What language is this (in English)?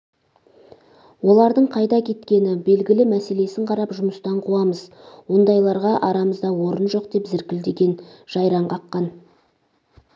Kazakh